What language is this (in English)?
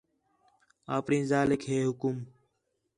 Khetrani